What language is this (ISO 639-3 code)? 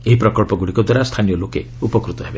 ori